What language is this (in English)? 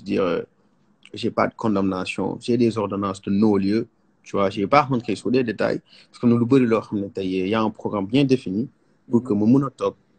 French